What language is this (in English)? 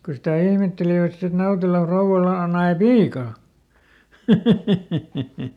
Finnish